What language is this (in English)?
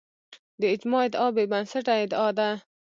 Pashto